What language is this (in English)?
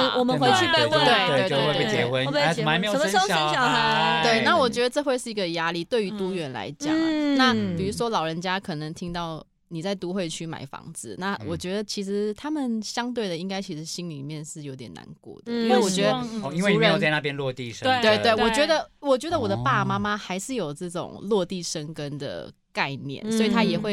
Chinese